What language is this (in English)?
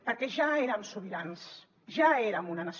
Catalan